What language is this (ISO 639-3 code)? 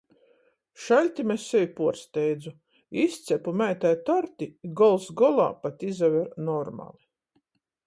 ltg